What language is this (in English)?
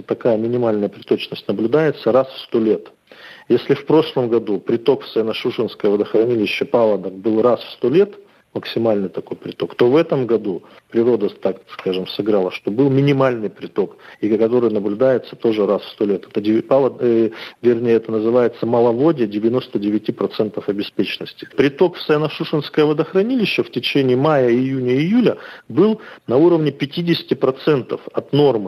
Russian